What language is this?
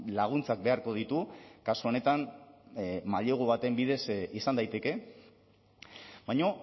Basque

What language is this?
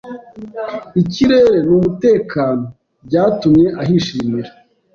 Kinyarwanda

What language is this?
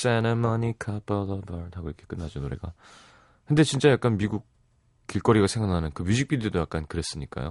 Korean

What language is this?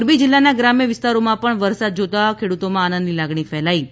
Gujarati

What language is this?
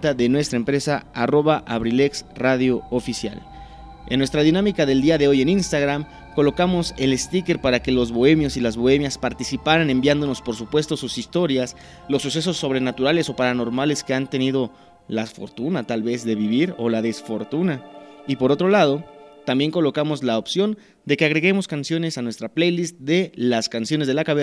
Spanish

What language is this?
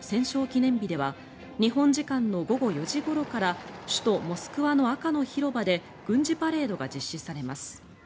Japanese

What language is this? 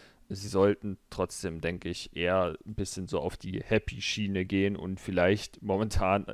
German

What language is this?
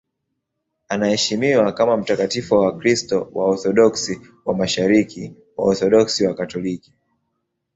Swahili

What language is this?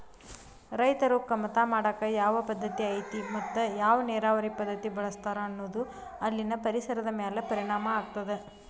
Kannada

